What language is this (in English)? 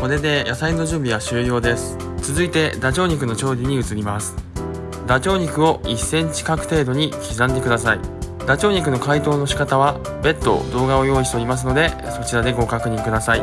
Japanese